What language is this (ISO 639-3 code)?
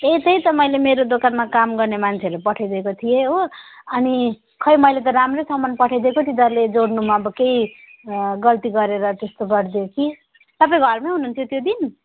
nep